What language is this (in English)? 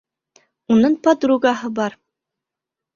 Bashkir